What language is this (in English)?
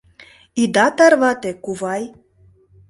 Mari